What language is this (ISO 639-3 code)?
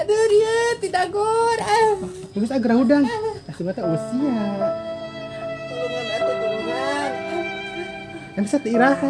ind